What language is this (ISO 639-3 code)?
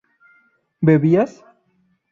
spa